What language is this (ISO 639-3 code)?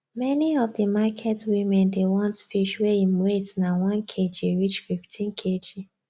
pcm